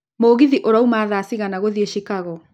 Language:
Kikuyu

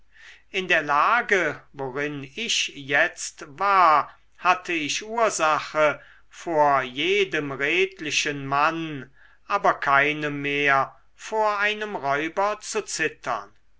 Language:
German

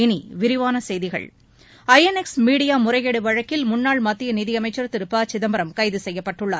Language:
Tamil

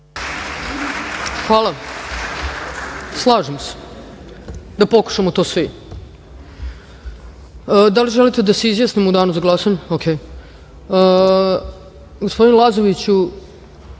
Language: Serbian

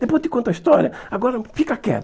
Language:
Portuguese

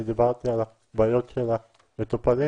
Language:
Hebrew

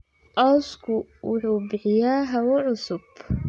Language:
Somali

